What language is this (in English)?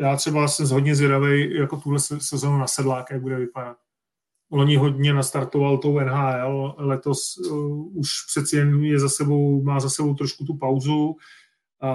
Czech